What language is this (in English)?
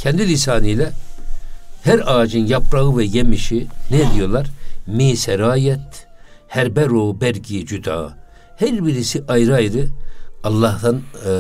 Turkish